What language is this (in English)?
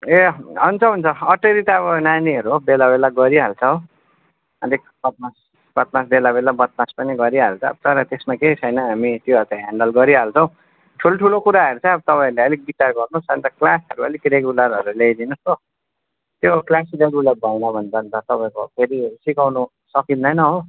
Nepali